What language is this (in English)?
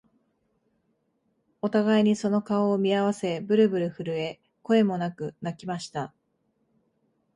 Japanese